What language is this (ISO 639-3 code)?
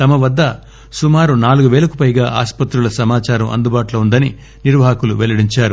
tel